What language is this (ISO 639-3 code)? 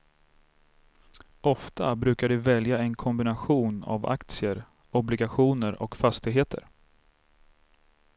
swe